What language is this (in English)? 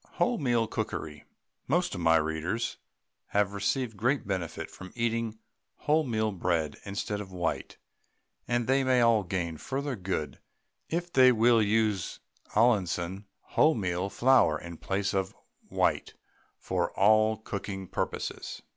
English